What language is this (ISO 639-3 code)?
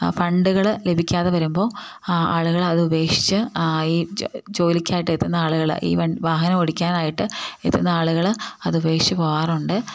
mal